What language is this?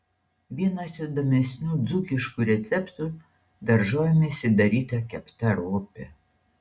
Lithuanian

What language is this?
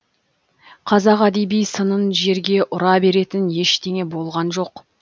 Kazakh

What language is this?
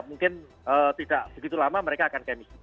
Indonesian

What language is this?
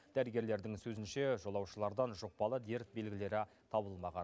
Kazakh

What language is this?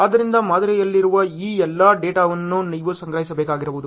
Kannada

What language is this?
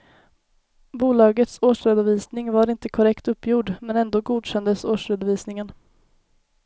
Swedish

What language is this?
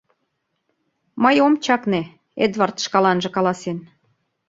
Mari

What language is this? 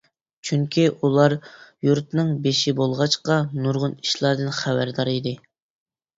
Uyghur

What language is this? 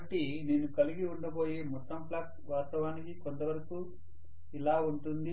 Telugu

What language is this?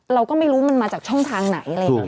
Thai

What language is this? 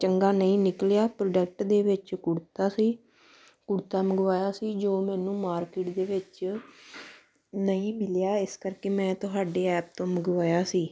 Punjabi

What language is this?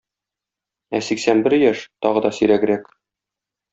Tatar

